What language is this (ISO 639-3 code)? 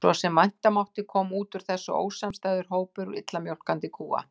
isl